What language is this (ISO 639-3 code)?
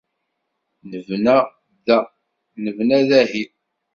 kab